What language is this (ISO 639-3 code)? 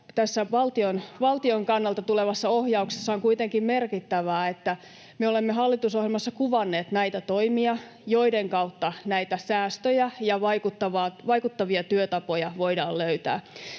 fin